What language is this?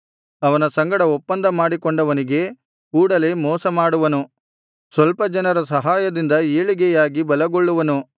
Kannada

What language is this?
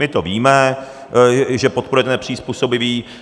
Czech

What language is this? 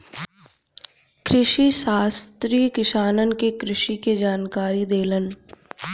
Bhojpuri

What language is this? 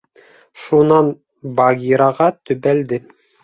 Bashkir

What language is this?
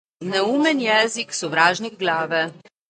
Slovenian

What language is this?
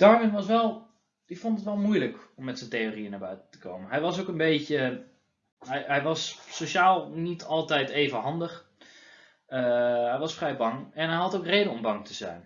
Dutch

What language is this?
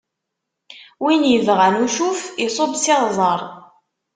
Kabyle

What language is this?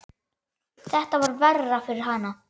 Icelandic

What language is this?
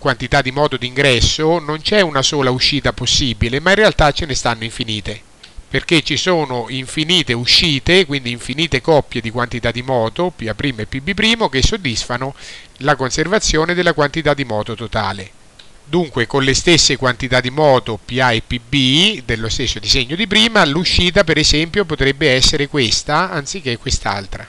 Italian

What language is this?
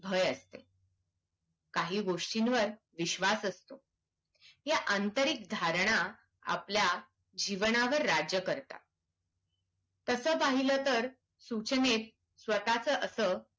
Marathi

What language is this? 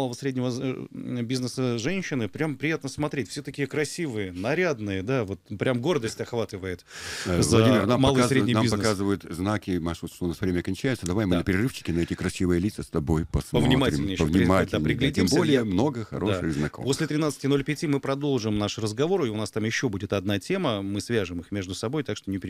Russian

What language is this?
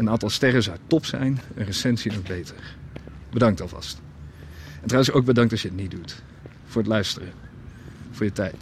Dutch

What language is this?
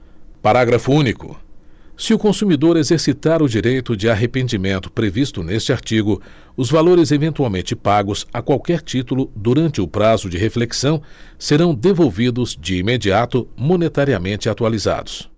Portuguese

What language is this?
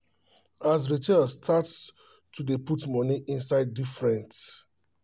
Nigerian Pidgin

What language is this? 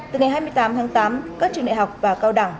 Vietnamese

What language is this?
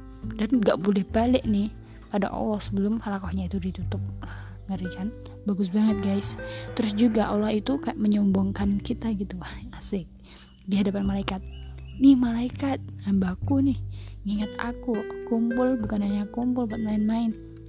Indonesian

